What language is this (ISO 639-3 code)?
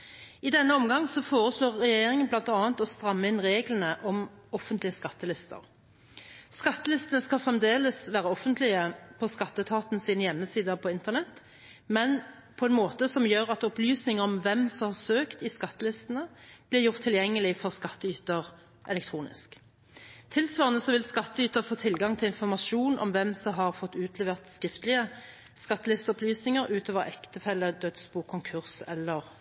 nob